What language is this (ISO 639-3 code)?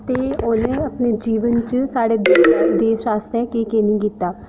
doi